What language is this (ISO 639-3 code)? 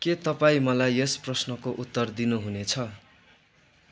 nep